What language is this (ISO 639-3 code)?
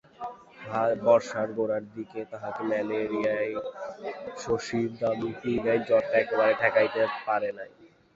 ben